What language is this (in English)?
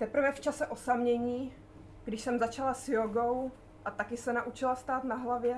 Czech